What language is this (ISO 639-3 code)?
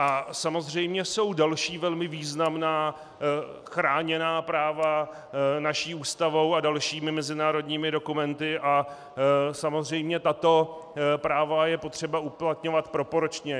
ces